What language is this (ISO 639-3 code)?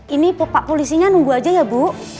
ind